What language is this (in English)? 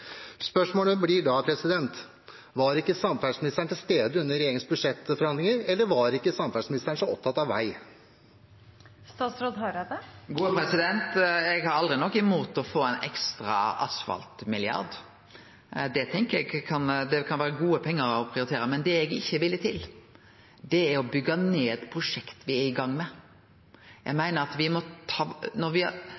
Norwegian